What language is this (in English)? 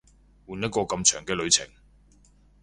Cantonese